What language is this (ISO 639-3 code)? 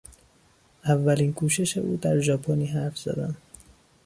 fas